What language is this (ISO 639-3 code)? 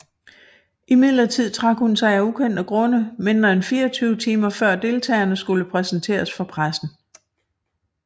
dan